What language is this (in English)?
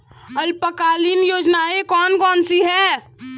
Hindi